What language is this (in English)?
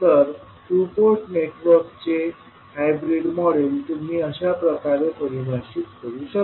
Marathi